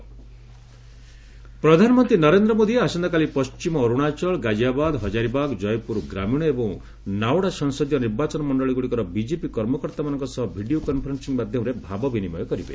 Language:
Odia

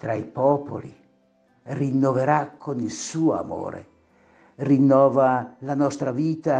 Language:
Italian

